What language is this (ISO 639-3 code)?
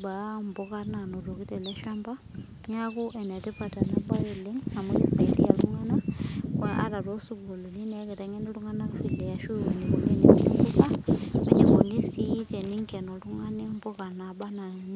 mas